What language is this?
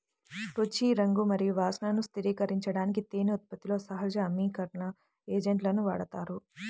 Telugu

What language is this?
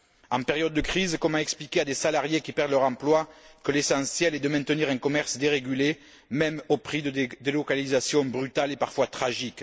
French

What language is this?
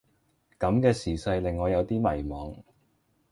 Cantonese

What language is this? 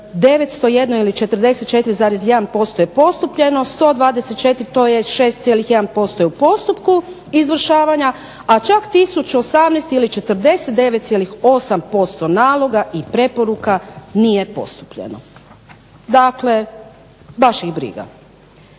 Croatian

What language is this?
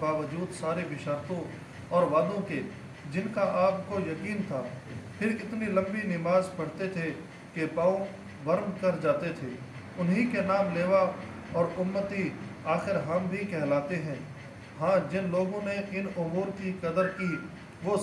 Urdu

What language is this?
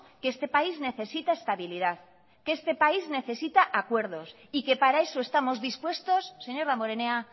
Spanish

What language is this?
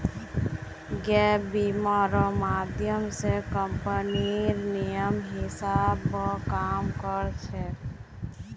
Magahi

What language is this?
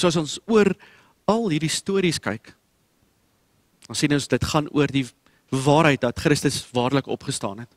Dutch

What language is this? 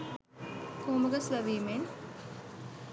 Sinhala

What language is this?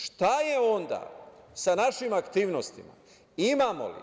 Serbian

